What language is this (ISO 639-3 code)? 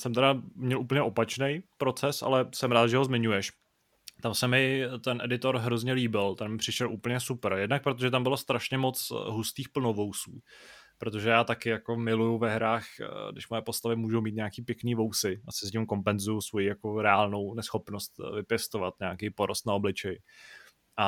ces